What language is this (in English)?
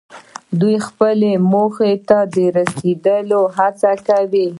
Pashto